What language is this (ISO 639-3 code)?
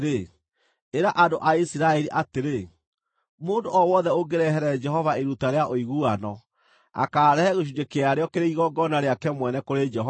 kik